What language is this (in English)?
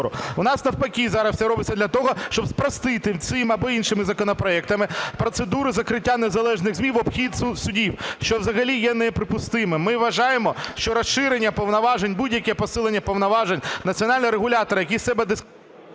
Ukrainian